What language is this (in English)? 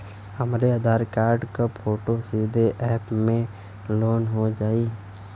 Bhojpuri